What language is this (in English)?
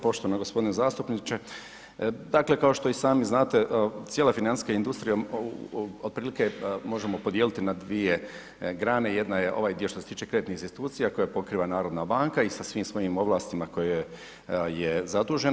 Croatian